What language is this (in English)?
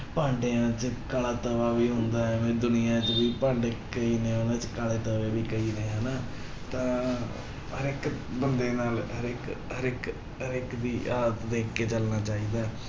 Punjabi